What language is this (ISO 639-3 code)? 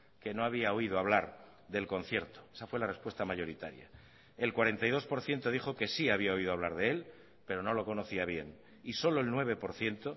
spa